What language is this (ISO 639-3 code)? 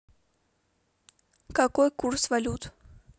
rus